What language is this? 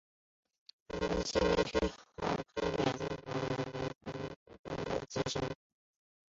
Chinese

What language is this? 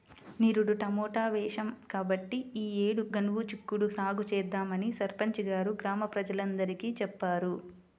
Telugu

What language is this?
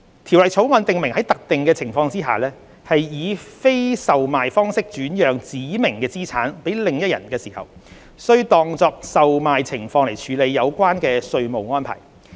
Cantonese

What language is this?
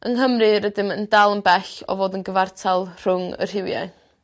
Welsh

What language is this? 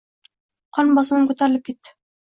Uzbek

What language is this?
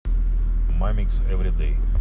Russian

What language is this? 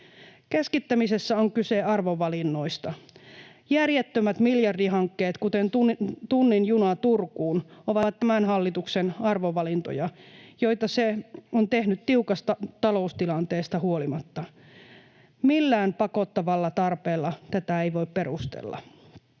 Finnish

